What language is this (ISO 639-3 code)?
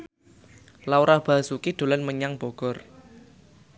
jav